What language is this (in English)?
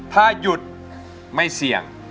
Thai